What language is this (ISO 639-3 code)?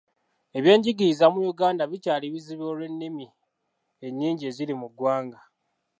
lug